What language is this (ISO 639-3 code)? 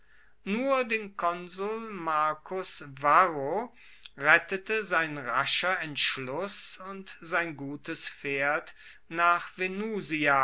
deu